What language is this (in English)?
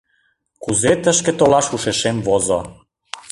Mari